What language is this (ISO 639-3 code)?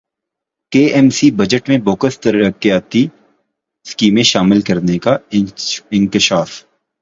urd